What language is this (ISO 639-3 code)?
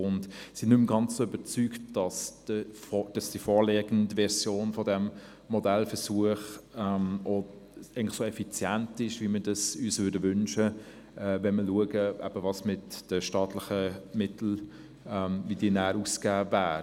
gsw